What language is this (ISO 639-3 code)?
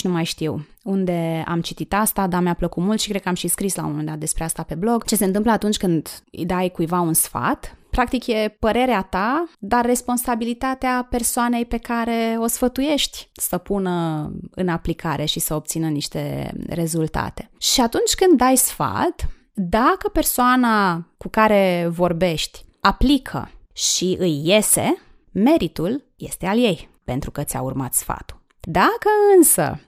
ron